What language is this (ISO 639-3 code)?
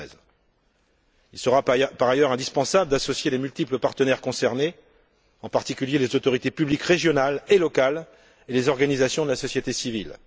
fra